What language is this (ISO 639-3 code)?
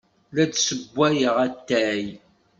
kab